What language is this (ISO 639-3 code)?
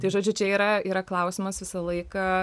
lit